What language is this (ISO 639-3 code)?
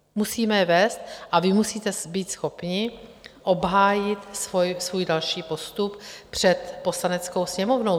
ces